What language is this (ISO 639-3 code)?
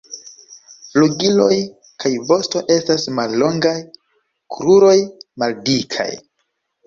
epo